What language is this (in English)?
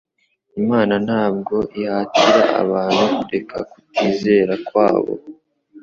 Kinyarwanda